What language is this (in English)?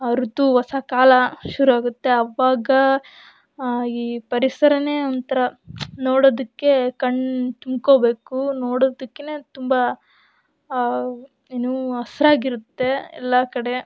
Kannada